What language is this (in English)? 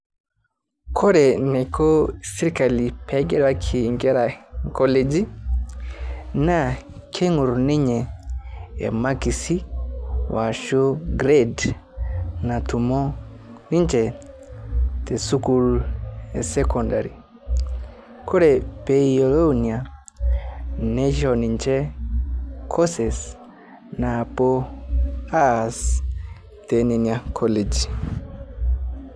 Masai